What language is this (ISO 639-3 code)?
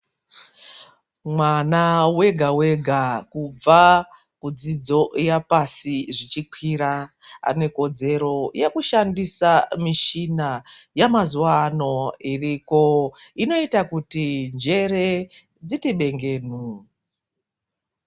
ndc